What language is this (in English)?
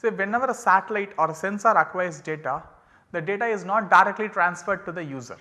English